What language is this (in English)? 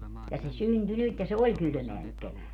Finnish